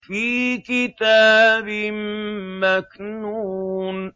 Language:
Arabic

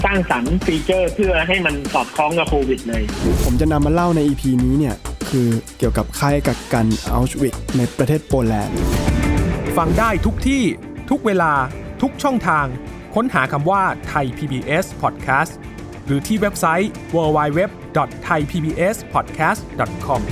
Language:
Thai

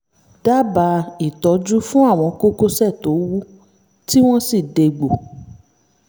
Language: Yoruba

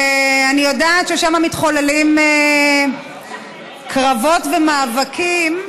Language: Hebrew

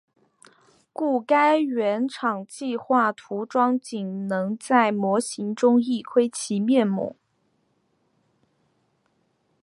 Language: Chinese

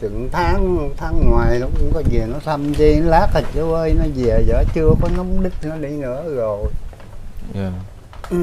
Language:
Vietnamese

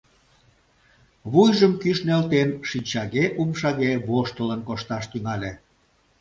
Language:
Mari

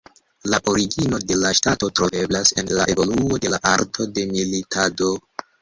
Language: Esperanto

